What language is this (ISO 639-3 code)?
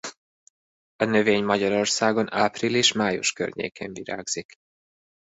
hun